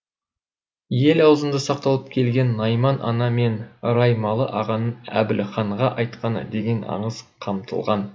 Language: Kazakh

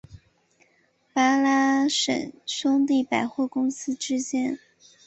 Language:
Chinese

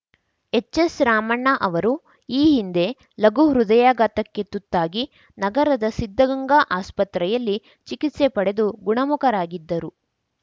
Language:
Kannada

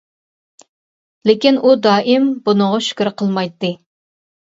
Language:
Uyghur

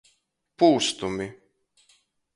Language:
Latgalian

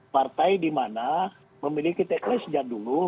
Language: Indonesian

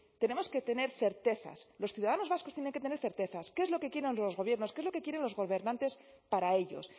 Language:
Spanish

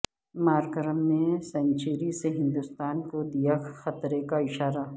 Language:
Urdu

